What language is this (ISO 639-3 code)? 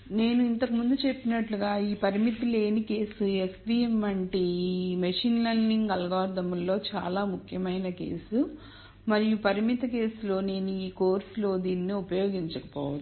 tel